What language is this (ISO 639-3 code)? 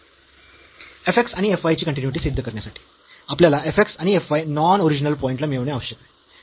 mar